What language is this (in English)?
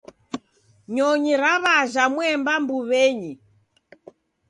Taita